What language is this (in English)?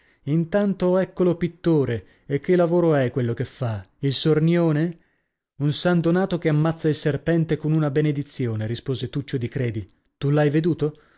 Italian